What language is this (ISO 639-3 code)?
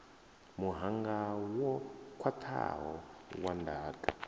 ven